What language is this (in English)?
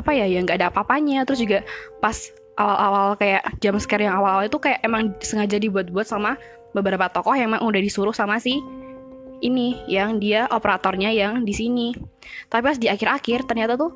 Indonesian